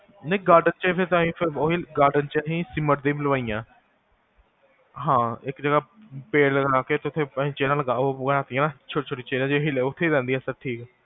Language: Punjabi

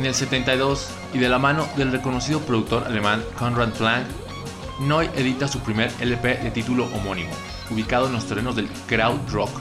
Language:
Spanish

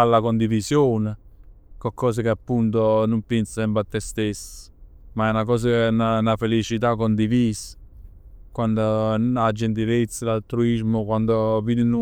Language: Neapolitan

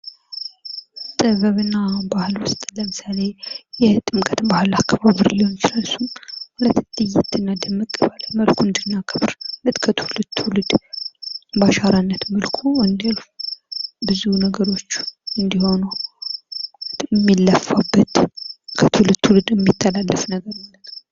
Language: Amharic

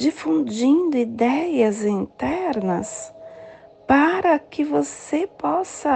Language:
Portuguese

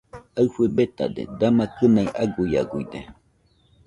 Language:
Nüpode Huitoto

